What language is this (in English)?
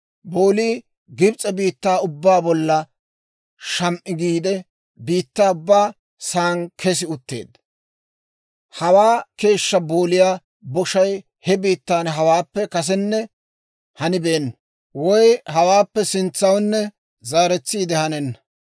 Dawro